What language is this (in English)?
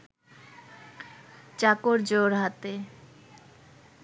Bangla